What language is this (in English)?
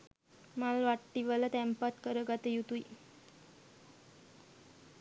Sinhala